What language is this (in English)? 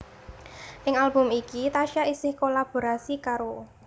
Javanese